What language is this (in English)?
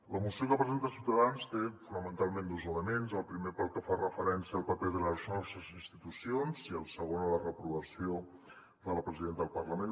Catalan